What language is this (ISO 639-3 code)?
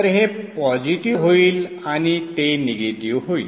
mar